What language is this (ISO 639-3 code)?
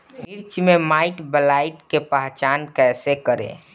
bho